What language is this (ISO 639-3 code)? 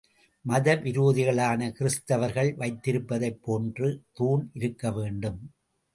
tam